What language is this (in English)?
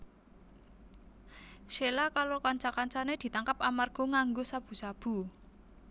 Javanese